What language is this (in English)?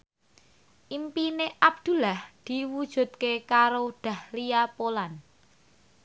Javanese